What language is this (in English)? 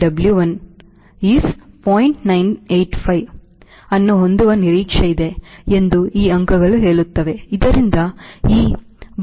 Kannada